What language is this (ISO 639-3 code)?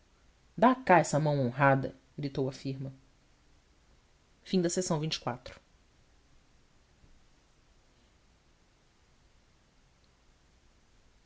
por